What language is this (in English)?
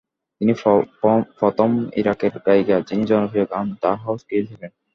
Bangla